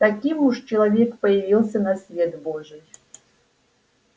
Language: Russian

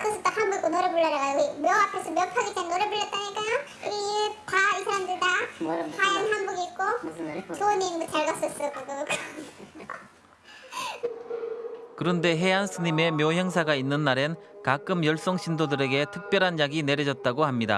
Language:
Korean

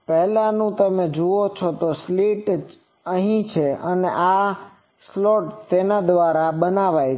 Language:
Gujarati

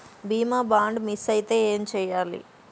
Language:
Telugu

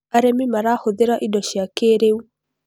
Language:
Kikuyu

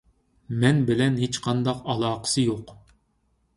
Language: Uyghur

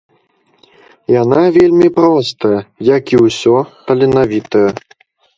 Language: Belarusian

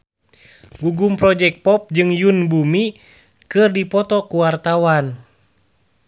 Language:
Sundanese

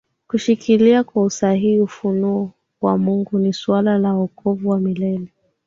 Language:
Swahili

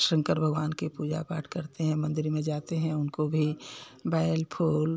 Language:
Hindi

